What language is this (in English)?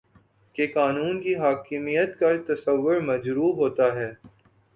Urdu